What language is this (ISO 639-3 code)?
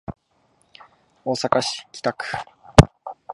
jpn